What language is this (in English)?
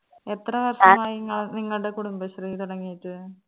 Malayalam